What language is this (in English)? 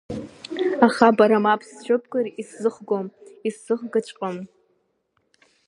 Abkhazian